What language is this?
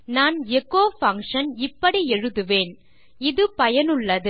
Tamil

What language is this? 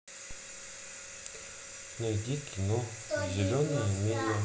Russian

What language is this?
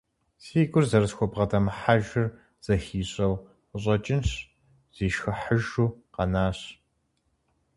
Kabardian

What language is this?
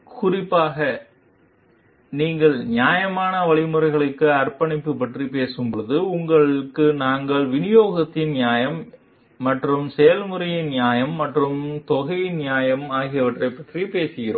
Tamil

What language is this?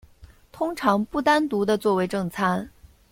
Chinese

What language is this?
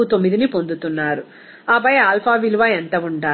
Telugu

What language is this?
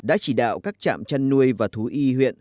Vietnamese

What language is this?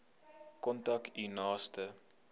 Afrikaans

